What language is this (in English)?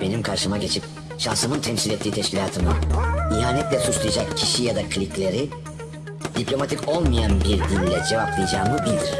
Turkish